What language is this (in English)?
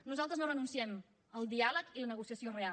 Catalan